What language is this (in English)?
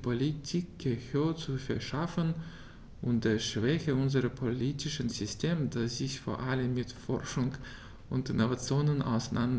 German